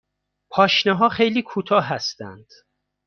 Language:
Persian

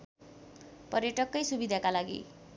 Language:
Nepali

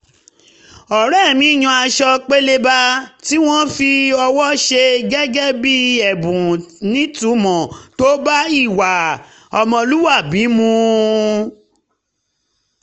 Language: Yoruba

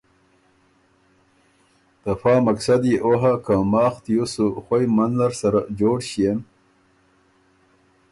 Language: Ormuri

